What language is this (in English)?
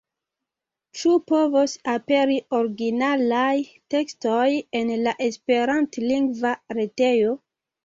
Esperanto